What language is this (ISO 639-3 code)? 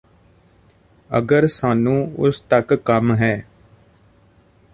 pan